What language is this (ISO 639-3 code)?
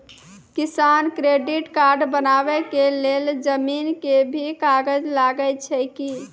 mai